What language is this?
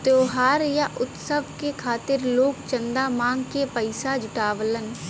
Bhojpuri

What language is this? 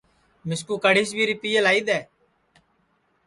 Sansi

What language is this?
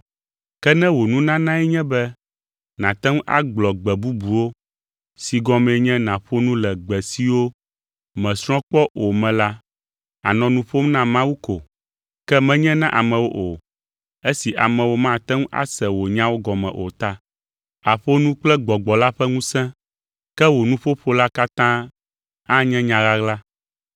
Ewe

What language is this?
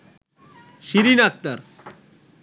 Bangla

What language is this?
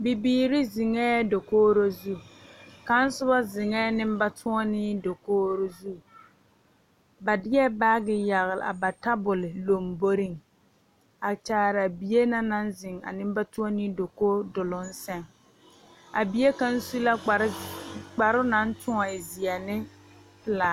Southern Dagaare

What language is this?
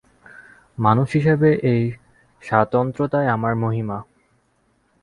Bangla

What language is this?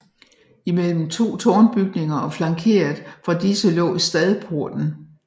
Danish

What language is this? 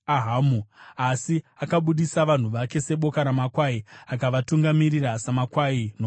Shona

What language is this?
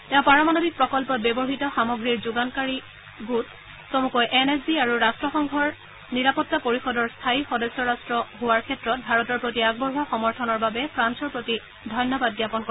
Assamese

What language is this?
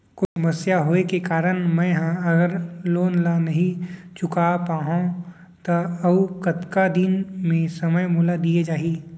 Chhattisgarhi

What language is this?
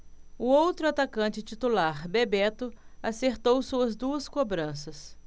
Portuguese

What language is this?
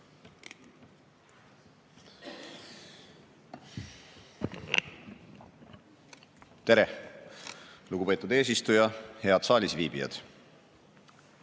Estonian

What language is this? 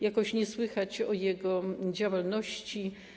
Polish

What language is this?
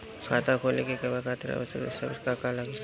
Bhojpuri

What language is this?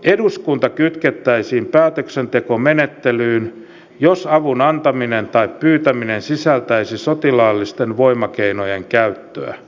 Finnish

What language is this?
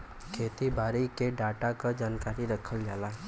Bhojpuri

